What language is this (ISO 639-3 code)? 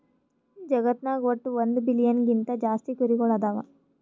kan